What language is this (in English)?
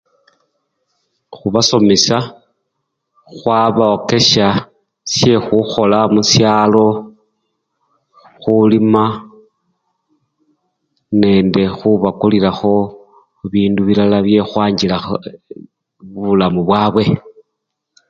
Luyia